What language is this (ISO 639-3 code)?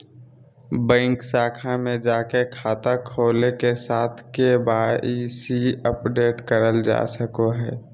mag